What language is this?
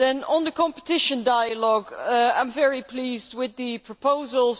English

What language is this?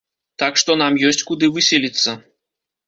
Belarusian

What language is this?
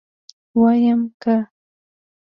Pashto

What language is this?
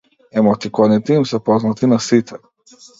Macedonian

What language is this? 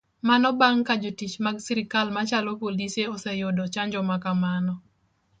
Luo (Kenya and Tanzania)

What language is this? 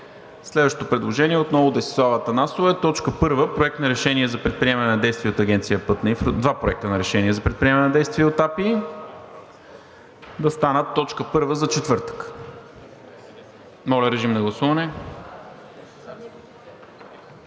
Bulgarian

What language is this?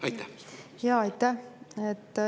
Estonian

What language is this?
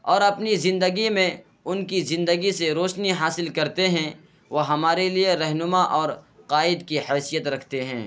Urdu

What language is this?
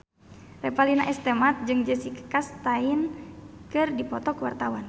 Sundanese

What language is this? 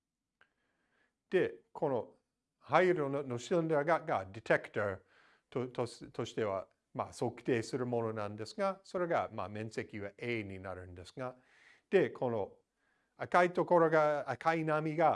Japanese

